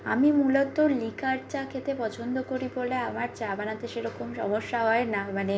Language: Bangla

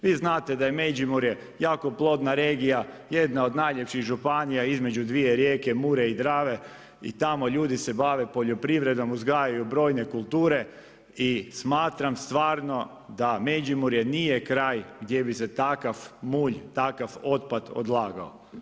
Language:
Croatian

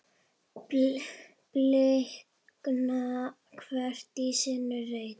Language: Icelandic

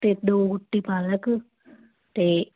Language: Punjabi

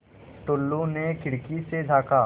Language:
Hindi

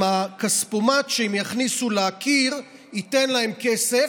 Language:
Hebrew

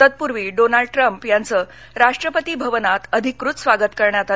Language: Marathi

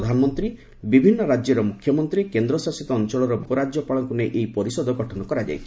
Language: Odia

